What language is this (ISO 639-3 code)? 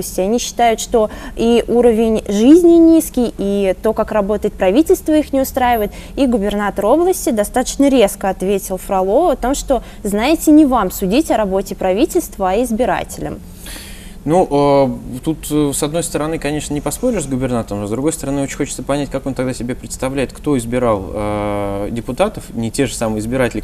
rus